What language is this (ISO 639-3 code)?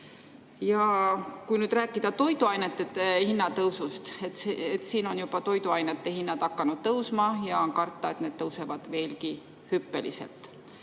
est